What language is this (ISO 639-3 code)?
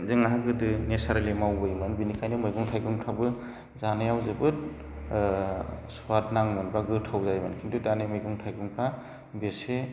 brx